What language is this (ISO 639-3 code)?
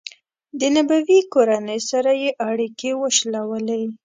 pus